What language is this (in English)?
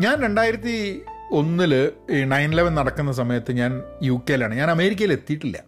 Malayalam